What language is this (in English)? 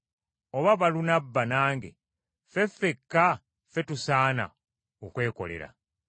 Ganda